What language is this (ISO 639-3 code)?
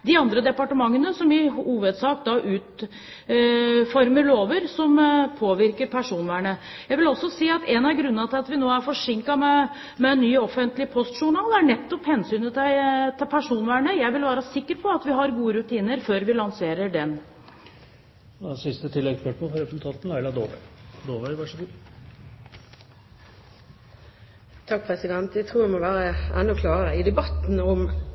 nor